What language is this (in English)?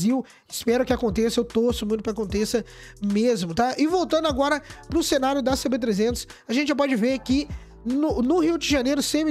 Portuguese